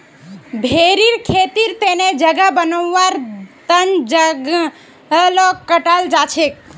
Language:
Magahi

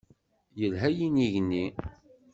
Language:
Kabyle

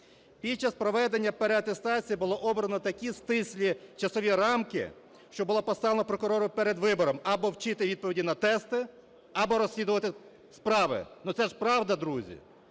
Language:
Ukrainian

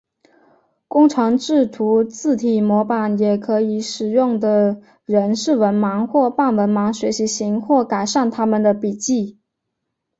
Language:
Chinese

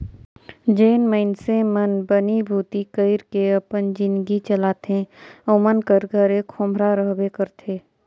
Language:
Chhattisgarhi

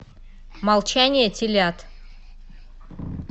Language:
Russian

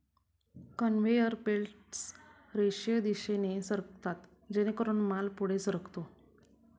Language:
Marathi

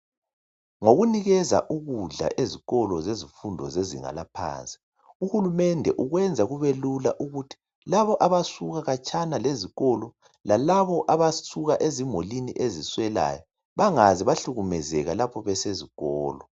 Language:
North Ndebele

